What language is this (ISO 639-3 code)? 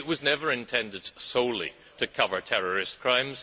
eng